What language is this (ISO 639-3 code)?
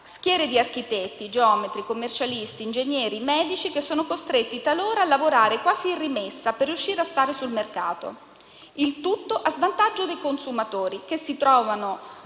ita